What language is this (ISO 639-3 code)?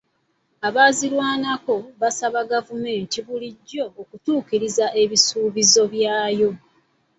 lug